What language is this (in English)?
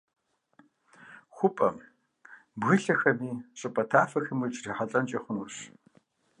Kabardian